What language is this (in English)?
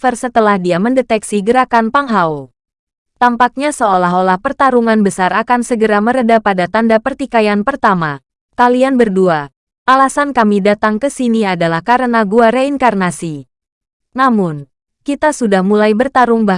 Indonesian